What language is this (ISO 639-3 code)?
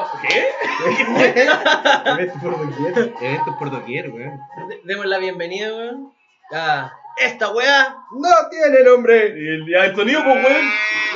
spa